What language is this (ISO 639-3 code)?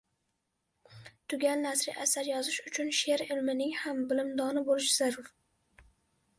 uzb